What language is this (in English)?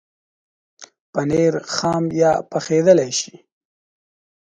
Pashto